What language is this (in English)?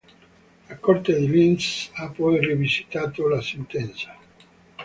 Italian